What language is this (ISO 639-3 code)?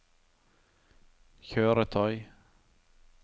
nor